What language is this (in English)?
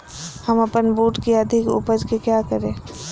Magahi